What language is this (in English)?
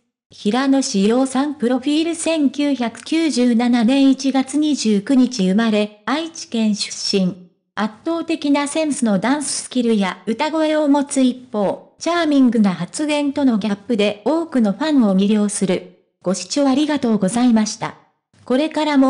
Japanese